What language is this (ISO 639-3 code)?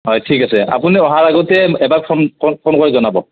asm